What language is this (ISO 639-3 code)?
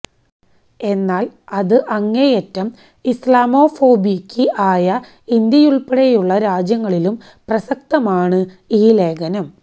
mal